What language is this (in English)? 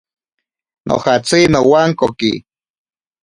Ashéninka Perené